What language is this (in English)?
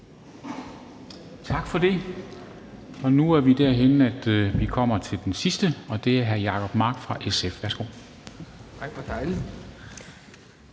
Danish